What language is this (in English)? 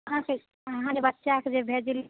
Maithili